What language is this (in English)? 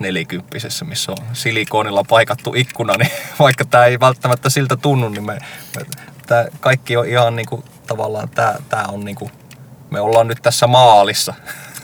Finnish